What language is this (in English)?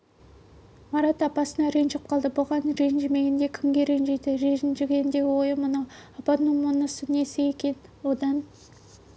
Kazakh